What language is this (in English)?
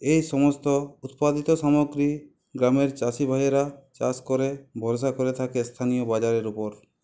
Bangla